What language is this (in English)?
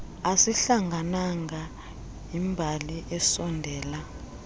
Xhosa